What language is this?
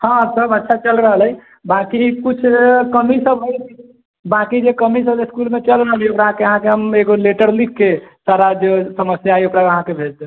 Maithili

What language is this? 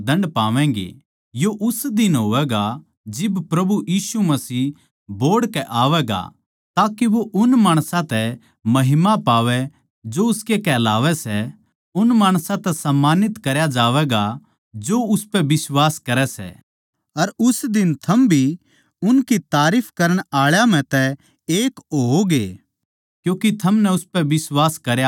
Haryanvi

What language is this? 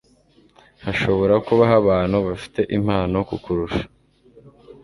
Kinyarwanda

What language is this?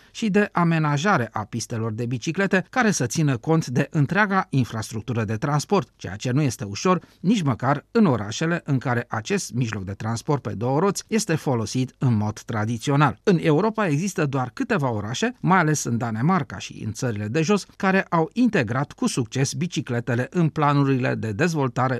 Romanian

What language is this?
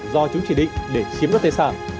Vietnamese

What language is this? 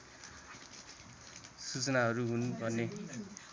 Nepali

